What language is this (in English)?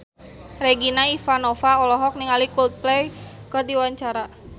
Sundanese